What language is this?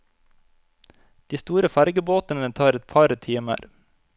Norwegian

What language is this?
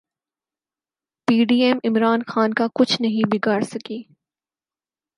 Urdu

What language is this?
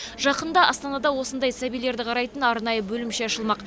Kazakh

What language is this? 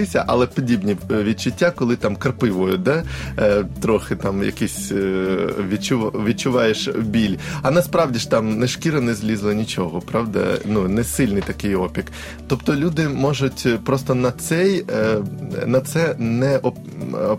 Ukrainian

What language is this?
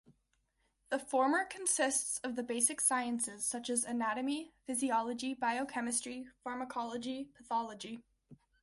English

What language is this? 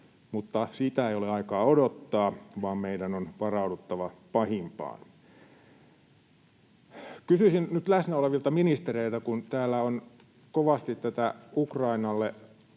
Finnish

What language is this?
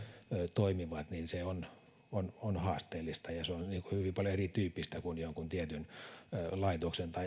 Finnish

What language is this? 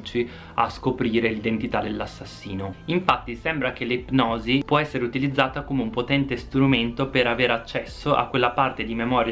Italian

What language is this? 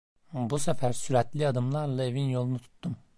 Turkish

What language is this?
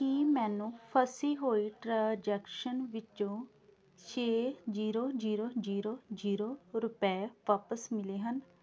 Punjabi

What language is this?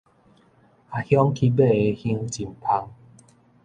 Min Nan Chinese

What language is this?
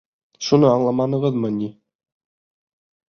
Bashkir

